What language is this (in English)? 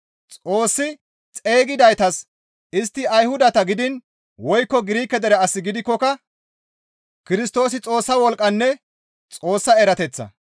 Gamo